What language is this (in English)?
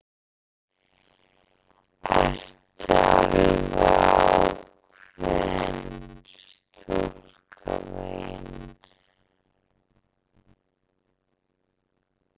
Icelandic